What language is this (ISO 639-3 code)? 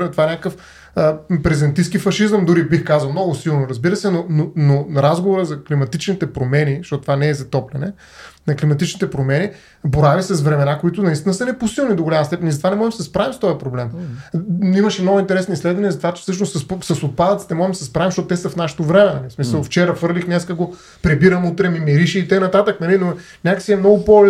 bul